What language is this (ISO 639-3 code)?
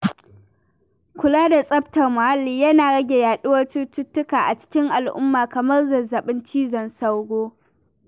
hau